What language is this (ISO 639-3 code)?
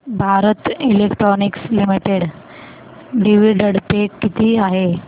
mar